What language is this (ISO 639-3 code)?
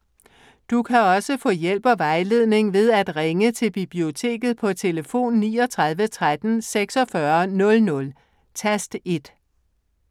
dan